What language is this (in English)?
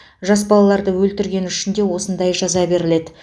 Kazakh